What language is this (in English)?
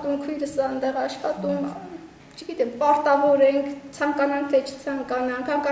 Turkish